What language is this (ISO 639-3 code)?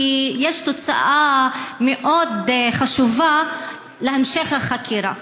heb